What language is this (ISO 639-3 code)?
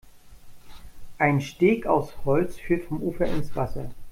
deu